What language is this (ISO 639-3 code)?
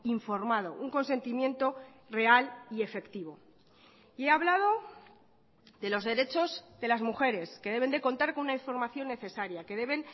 spa